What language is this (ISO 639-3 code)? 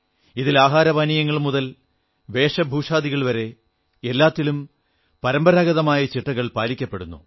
mal